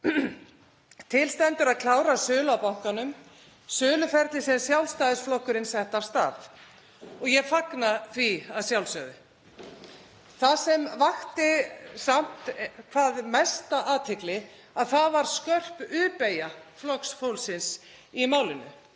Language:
Icelandic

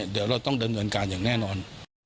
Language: Thai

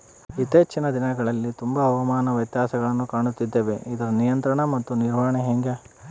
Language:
Kannada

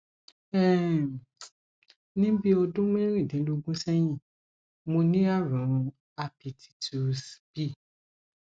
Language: Yoruba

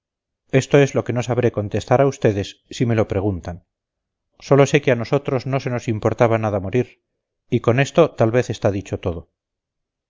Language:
Spanish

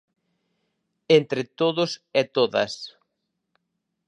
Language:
Galician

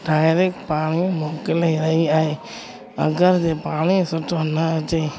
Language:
Sindhi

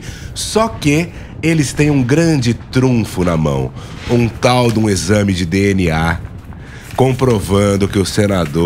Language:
Portuguese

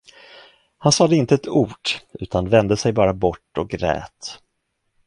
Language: Swedish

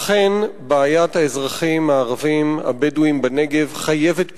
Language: Hebrew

